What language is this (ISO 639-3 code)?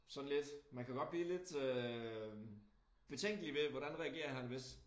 dan